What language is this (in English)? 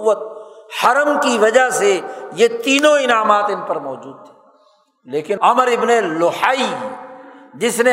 Urdu